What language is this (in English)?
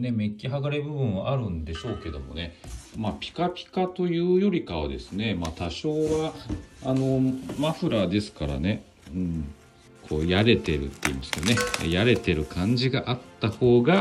Japanese